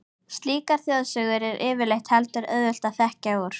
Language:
Icelandic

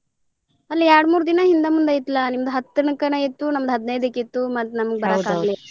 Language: Kannada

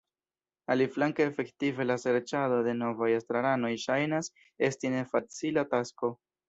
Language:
Esperanto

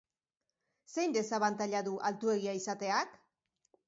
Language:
Basque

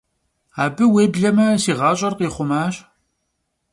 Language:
Kabardian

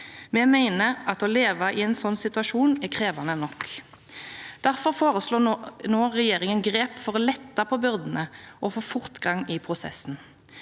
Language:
Norwegian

